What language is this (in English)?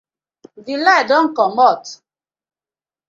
Nigerian Pidgin